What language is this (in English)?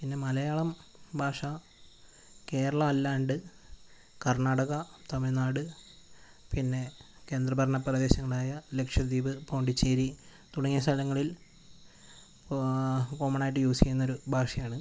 Malayalam